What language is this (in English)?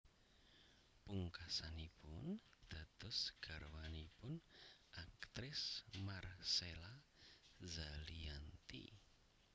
Javanese